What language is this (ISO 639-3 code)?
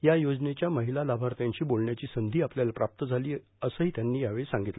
mar